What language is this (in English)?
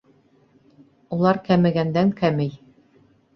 Bashkir